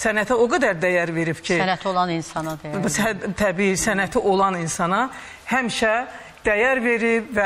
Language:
Turkish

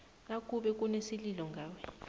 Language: South Ndebele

